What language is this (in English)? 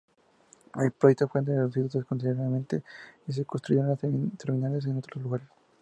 Spanish